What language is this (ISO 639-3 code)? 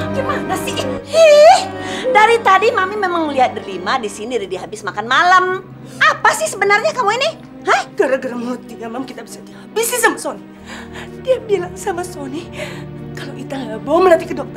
ind